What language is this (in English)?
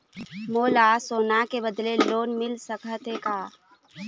Chhattisgarhi